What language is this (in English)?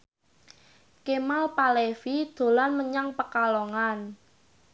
Javanese